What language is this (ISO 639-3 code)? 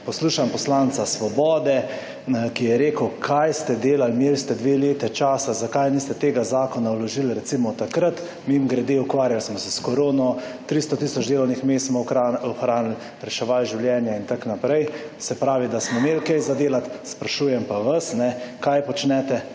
slv